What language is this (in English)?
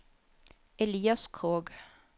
Norwegian